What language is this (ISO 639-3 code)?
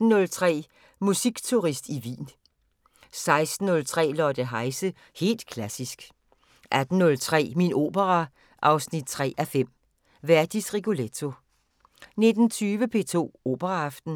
dan